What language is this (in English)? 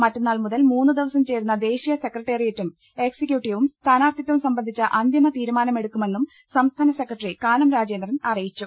Malayalam